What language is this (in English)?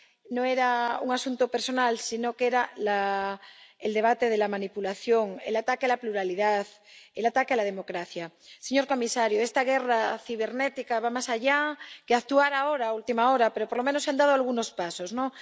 Spanish